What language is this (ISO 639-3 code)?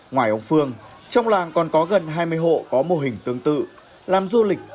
vie